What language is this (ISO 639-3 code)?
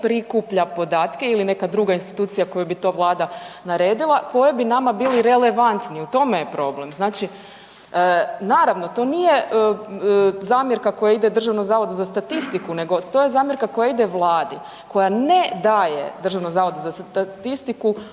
hrv